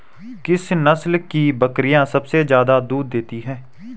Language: Hindi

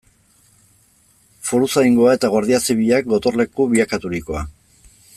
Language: Basque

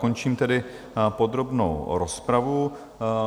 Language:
Czech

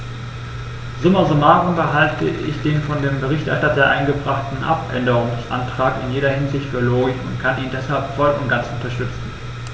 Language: German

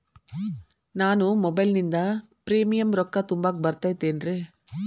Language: Kannada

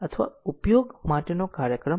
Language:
Gujarati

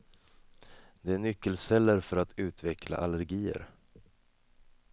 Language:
Swedish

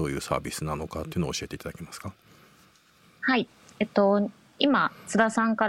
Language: Japanese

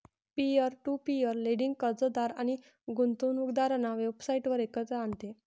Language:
Marathi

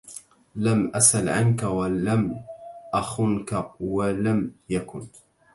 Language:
Arabic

